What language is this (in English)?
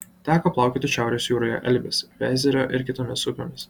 Lithuanian